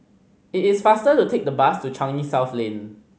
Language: English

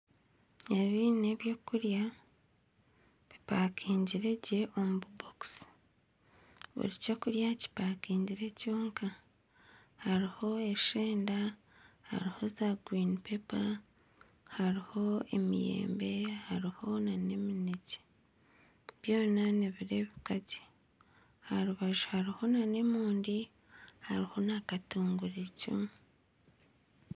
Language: Nyankole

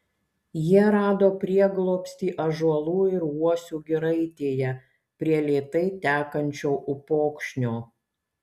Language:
Lithuanian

